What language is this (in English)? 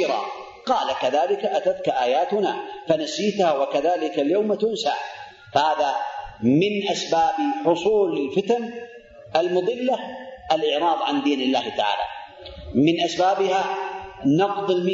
Arabic